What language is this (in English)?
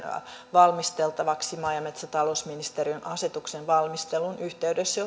Finnish